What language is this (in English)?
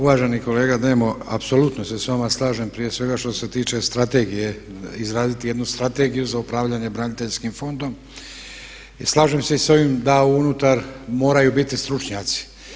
Croatian